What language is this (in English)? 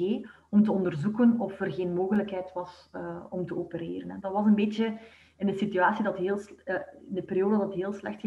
Dutch